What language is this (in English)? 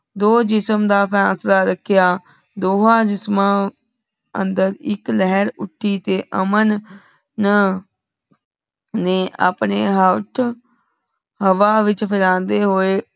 Punjabi